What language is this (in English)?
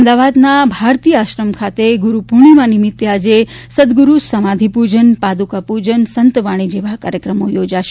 Gujarati